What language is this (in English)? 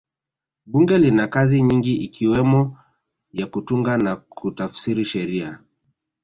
Swahili